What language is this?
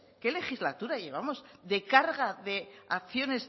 Spanish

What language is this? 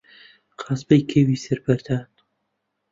Central Kurdish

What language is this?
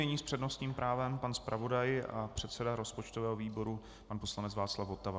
Czech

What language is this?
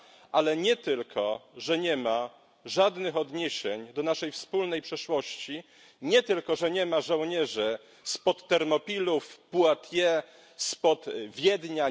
Polish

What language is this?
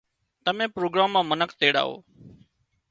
Wadiyara Koli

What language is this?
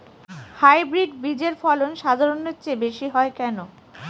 Bangla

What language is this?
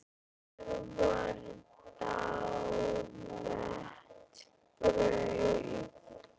Icelandic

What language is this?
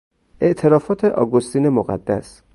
Persian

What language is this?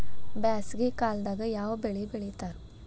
Kannada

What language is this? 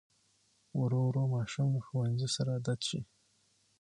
Pashto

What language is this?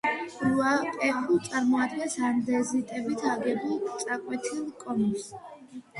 Georgian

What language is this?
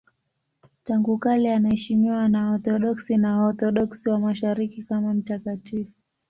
Swahili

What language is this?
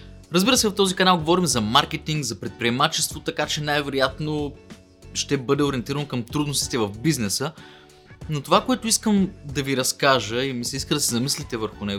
Bulgarian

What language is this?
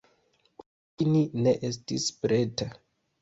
Esperanto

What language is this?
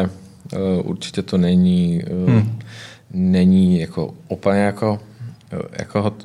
Czech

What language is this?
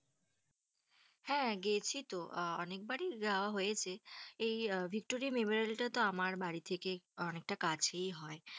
Bangla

